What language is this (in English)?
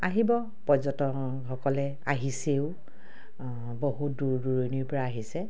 Assamese